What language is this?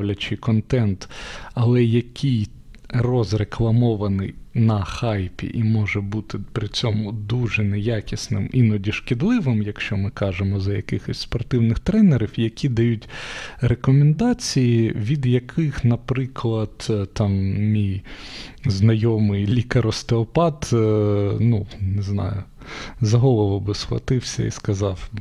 Ukrainian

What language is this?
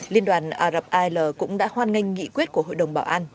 Vietnamese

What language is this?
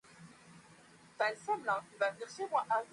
Swahili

